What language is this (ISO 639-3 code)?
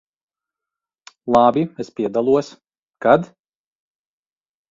lav